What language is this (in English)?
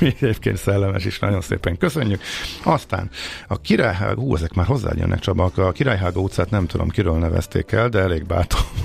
Hungarian